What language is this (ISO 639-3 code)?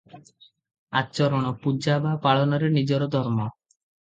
ori